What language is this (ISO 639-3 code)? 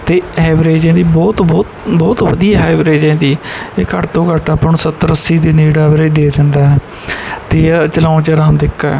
pan